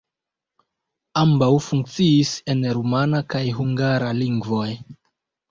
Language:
Esperanto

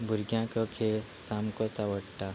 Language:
Konkani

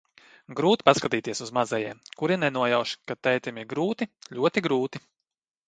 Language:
Latvian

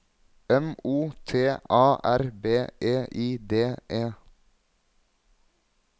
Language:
Norwegian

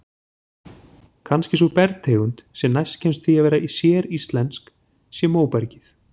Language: Icelandic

